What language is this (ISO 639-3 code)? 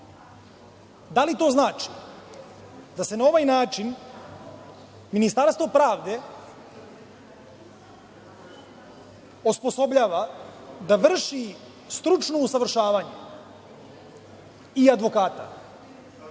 srp